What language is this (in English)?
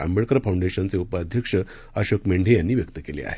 Marathi